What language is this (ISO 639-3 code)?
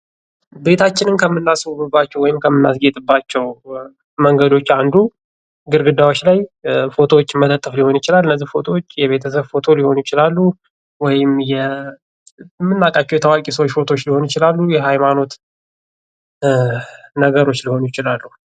amh